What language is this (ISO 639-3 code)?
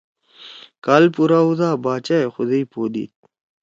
trw